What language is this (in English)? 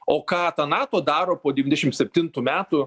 Lithuanian